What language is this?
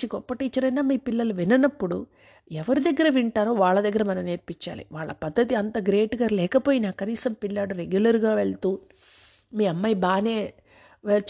Telugu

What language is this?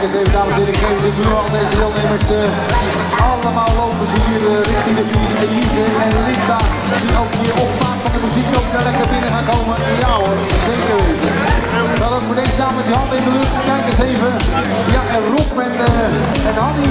Dutch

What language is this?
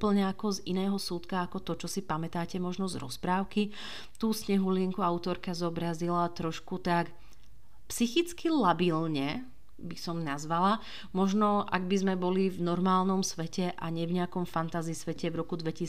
Slovak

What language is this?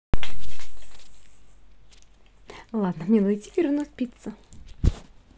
Russian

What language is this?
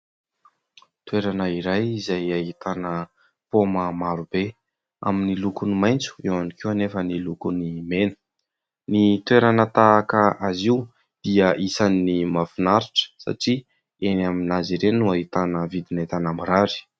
Malagasy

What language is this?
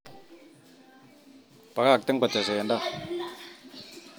Kalenjin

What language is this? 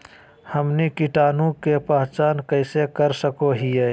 Magahi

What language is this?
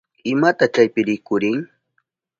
Southern Pastaza Quechua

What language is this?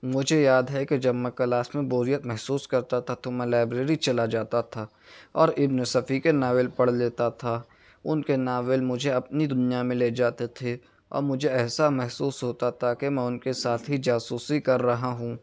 Urdu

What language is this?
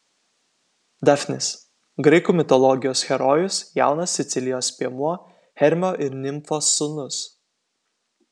Lithuanian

